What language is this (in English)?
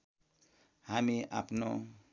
Nepali